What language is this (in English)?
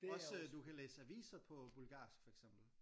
Danish